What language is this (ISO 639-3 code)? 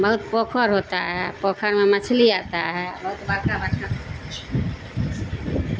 urd